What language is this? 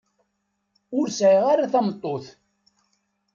Kabyle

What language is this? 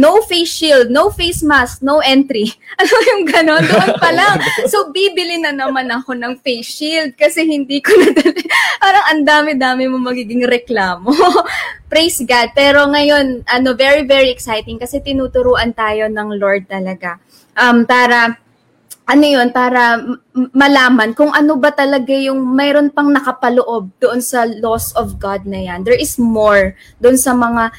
Filipino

